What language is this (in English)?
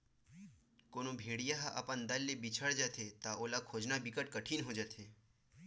Chhattisgarhi